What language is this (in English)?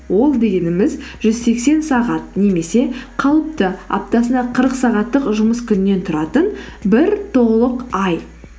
Kazakh